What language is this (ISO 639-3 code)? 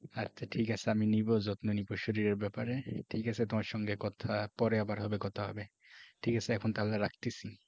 ben